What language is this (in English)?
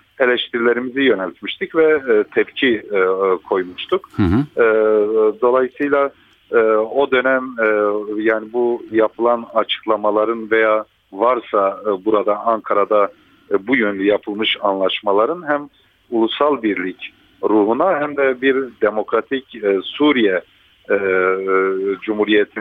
Turkish